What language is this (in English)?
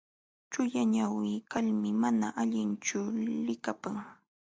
Jauja Wanca Quechua